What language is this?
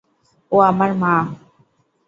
Bangla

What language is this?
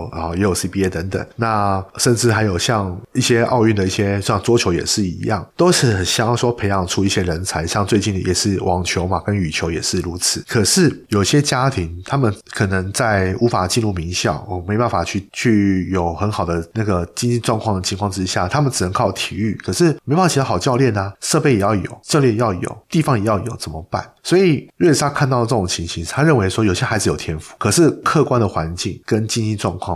Chinese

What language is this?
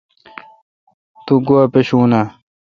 Kalkoti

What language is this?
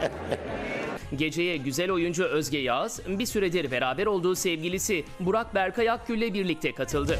Turkish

